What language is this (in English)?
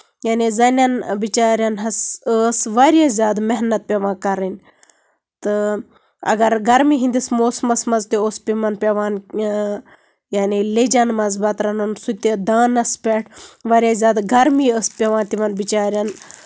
Kashmiri